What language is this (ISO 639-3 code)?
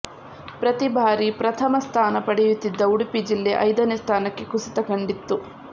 kan